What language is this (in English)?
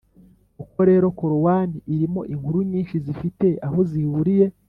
Kinyarwanda